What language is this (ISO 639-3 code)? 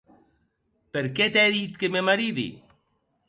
oci